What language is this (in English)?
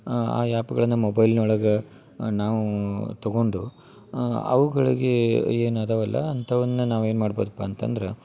Kannada